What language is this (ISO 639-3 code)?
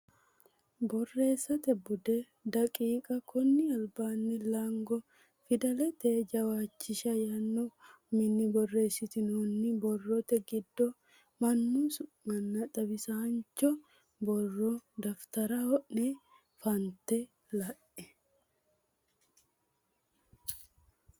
sid